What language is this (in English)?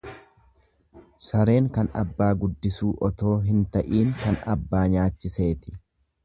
Oromo